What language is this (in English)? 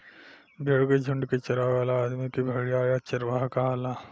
Bhojpuri